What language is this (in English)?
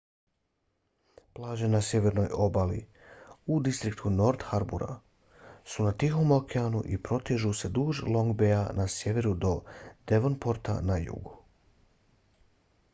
Bosnian